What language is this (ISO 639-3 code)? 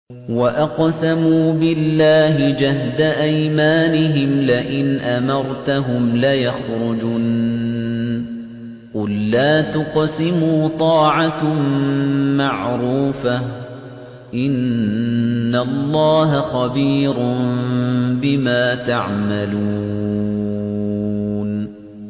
ara